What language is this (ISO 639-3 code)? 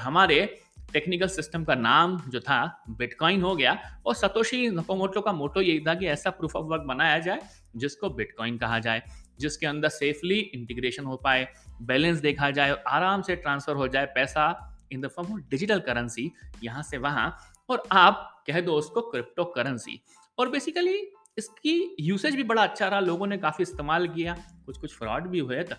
hin